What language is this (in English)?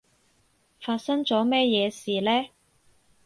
Cantonese